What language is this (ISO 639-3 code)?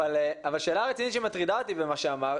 heb